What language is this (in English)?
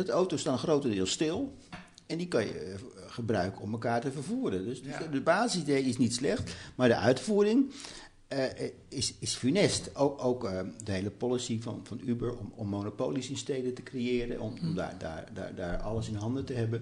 Dutch